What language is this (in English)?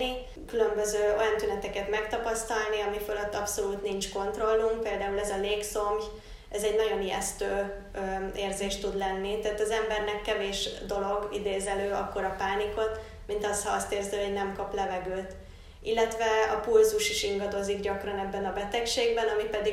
Hungarian